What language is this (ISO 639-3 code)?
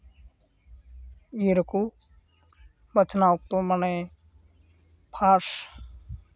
sat